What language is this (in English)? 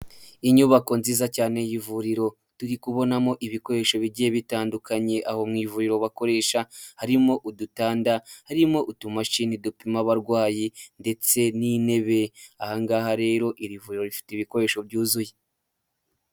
Kinyarwanda